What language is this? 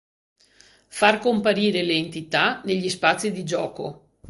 Italian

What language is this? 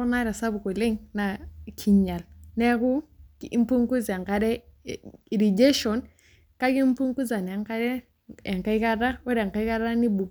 Masai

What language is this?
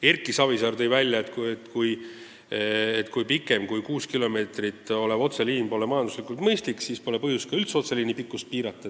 Estonian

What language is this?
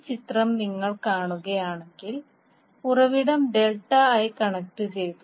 Malayalam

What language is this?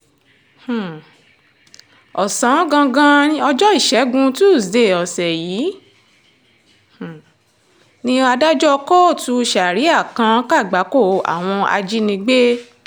Yoruba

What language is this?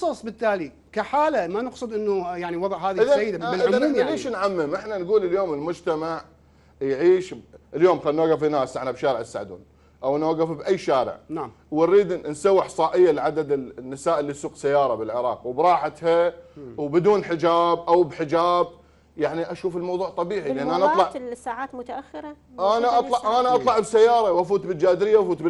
Arabic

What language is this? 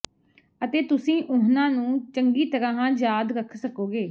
Punjabi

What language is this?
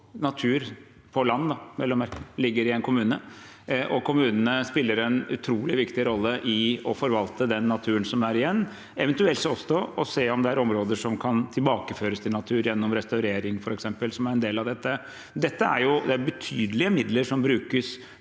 Norwegian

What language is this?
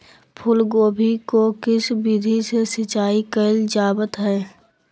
Magahi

